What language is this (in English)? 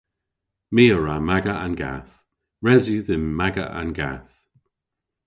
Cornish